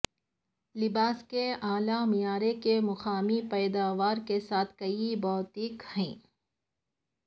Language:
Urdu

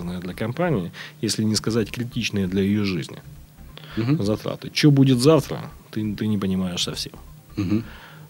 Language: Russian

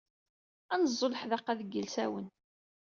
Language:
Kabyle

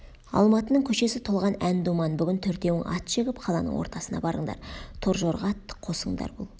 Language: Kazakh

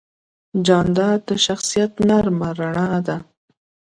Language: Pashto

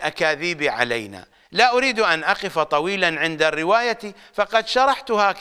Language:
Arabic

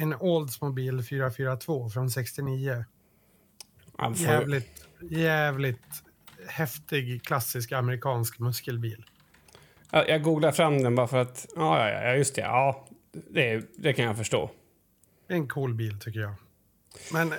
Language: Swedish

